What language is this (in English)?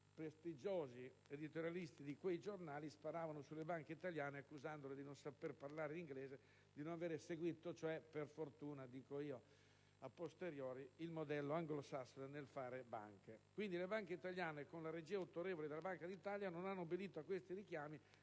Italian